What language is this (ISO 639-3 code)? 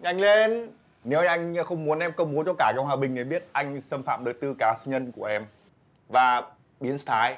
vie